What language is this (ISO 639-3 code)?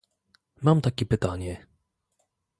pol